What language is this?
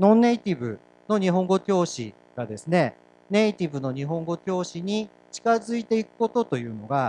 Japanese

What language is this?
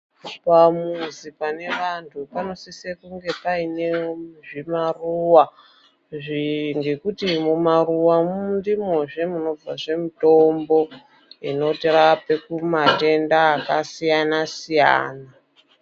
Ndau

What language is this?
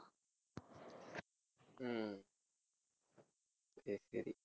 Tamil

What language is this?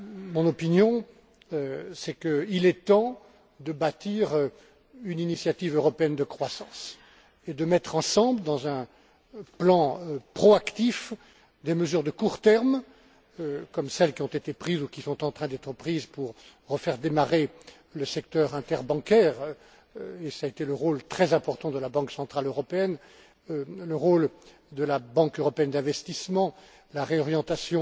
French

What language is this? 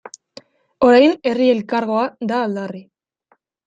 Basque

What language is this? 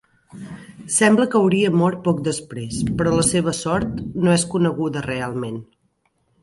Catalan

